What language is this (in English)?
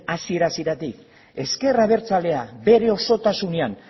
Basque